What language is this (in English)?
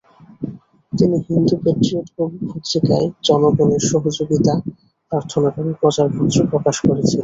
Bangla